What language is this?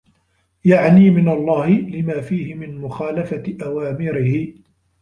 Arabic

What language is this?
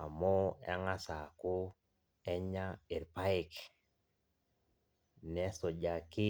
Masai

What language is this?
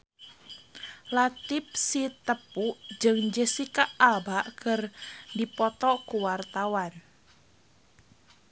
Sundanese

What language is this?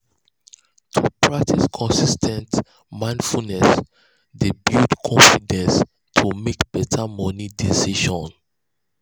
Nigerian Pidgin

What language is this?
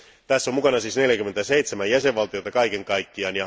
Finnish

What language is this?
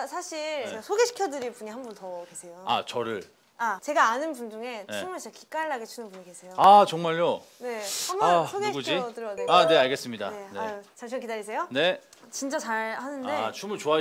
Korean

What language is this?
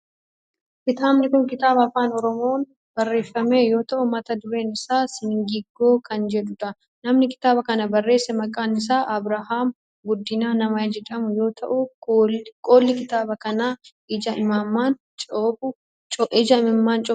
Oromo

